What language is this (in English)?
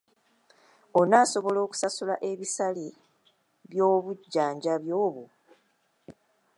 Ganda